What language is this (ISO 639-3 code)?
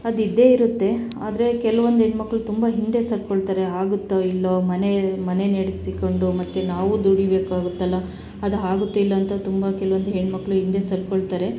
kan